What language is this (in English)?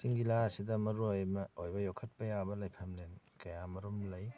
Manipuri